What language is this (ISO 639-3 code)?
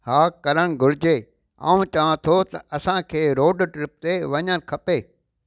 snd